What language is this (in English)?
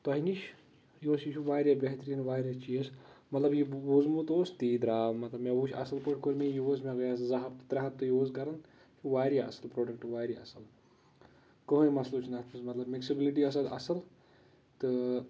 Kashmiri